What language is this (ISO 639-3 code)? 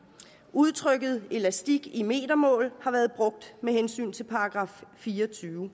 dan